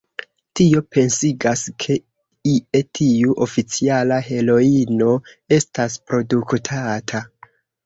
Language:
Esperanto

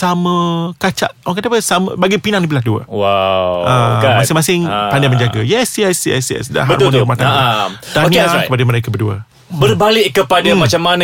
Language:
Malay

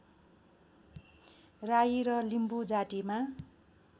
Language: Nepali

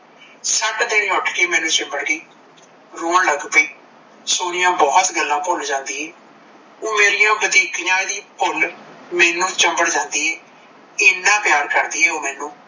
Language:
Punjabi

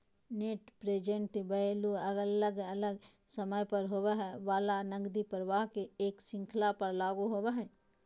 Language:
Magahi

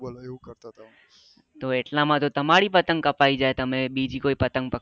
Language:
Gujarati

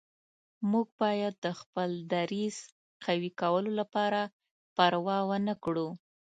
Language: Pashto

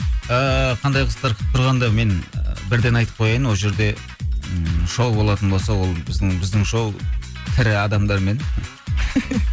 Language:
Kazakh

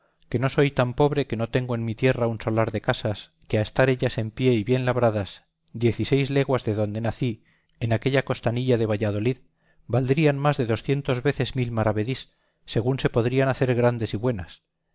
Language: Spanish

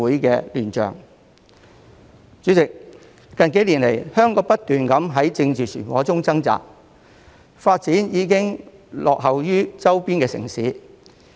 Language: Cantonese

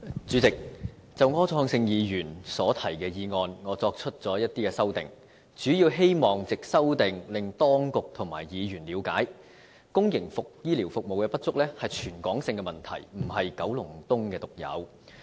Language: Cantonese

